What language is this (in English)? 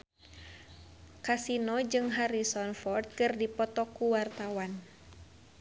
Sundanese